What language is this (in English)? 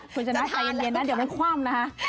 Thai